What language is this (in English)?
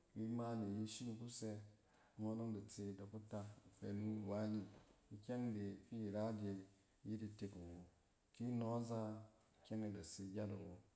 Cen